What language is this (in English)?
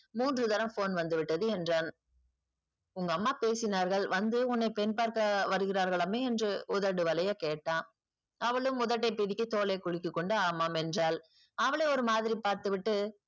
Tamil